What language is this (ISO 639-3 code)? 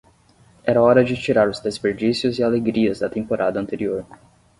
por